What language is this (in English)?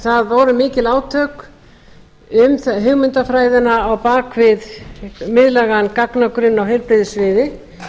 Icelandic